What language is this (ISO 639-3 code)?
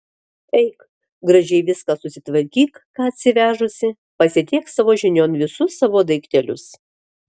lit